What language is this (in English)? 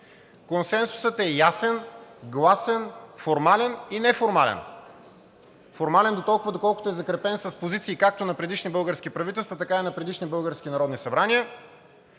Bulgarian